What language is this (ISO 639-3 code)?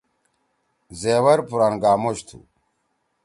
trw